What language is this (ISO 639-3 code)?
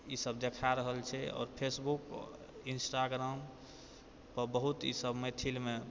mai